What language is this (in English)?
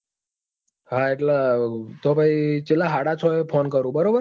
Gujarati